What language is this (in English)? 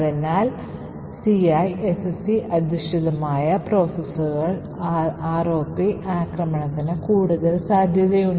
Malayalam